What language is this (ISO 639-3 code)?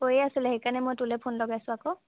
asm